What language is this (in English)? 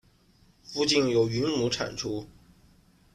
Chinese